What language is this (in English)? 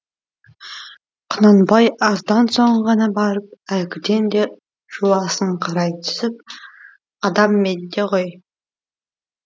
Kazakh